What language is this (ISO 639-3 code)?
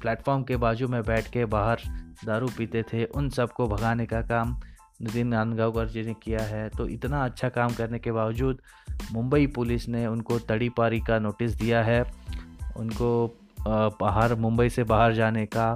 hin